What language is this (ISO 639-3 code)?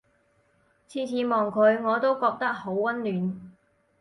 yue